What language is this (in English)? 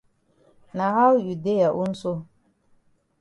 Cameroon Pidgin